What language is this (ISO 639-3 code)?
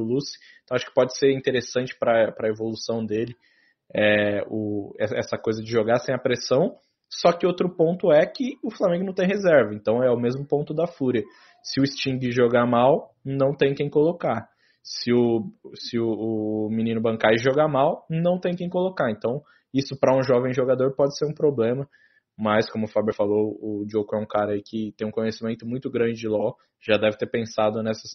por